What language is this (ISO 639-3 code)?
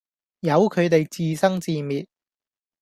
yue